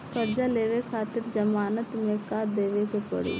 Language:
Bhojpuri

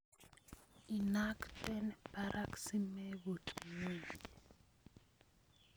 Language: Kalenjin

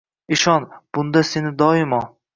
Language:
Uzbek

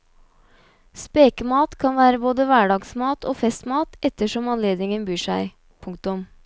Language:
Norwegian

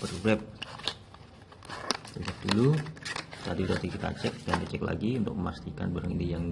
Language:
Indonesian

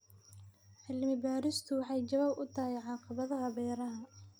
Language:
Somali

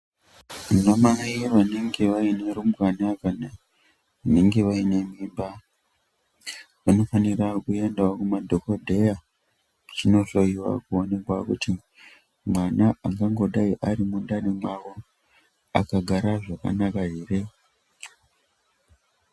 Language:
Ndau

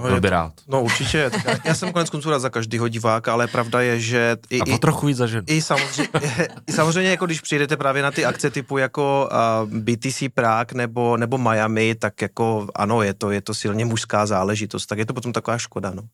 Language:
Czech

